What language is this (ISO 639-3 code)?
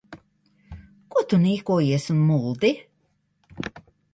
lav